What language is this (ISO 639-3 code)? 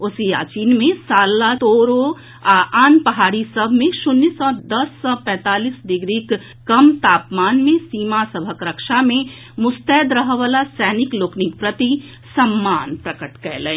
mai